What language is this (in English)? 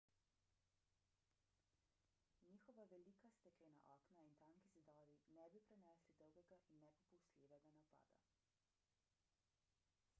Slovenian